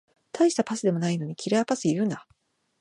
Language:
Japanese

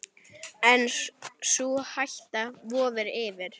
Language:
Icelandic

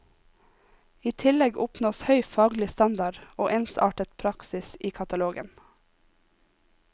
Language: Norwegian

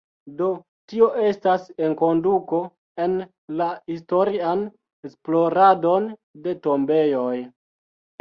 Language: Esperanto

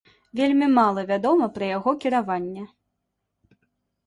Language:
Belarusian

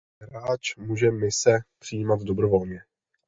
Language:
Czech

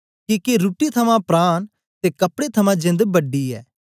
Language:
Dogri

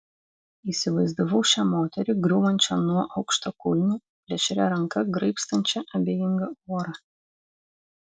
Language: Lithuanian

